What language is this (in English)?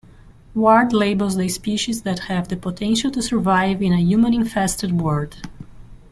English